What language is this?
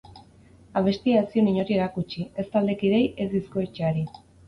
Basque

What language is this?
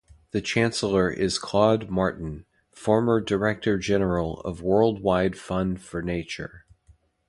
English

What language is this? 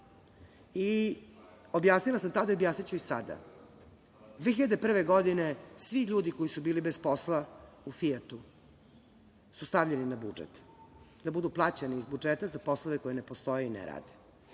Serbian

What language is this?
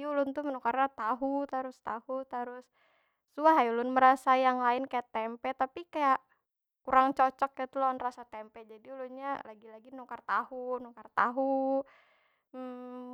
Banjar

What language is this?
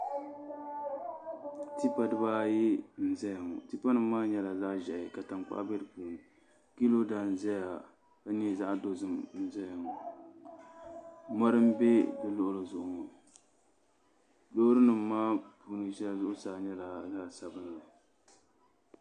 Dagbani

